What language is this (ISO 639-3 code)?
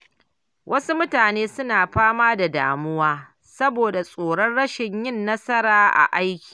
hau